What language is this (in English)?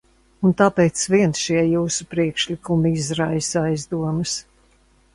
Latvian